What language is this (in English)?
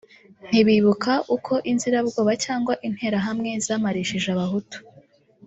Kinyarwanda